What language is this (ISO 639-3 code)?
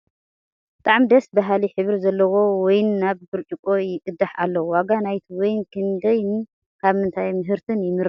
tir